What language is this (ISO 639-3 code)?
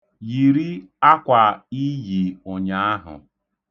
ibo